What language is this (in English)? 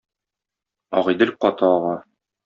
Tatar